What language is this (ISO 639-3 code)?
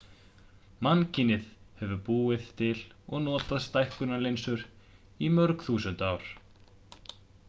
isl